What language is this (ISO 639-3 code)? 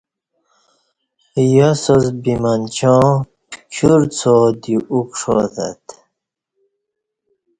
bsh